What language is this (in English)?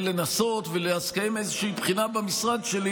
Hebrew